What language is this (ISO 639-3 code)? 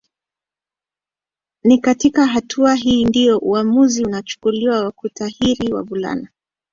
swa